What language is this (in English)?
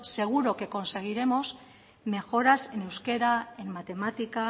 Spanish